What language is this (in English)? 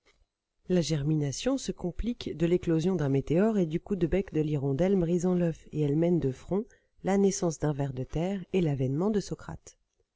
French